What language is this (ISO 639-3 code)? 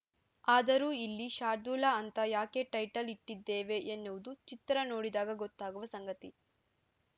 kan